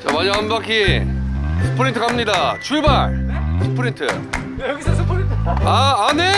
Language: Korean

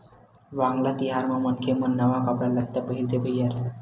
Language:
Chhattisgarhi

